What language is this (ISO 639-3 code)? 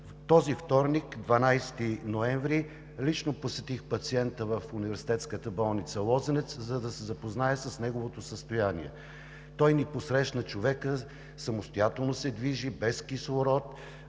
bul